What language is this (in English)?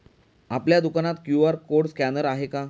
Marathi